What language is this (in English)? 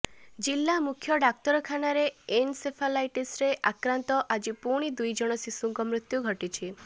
Odia